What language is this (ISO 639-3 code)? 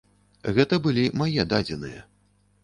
bel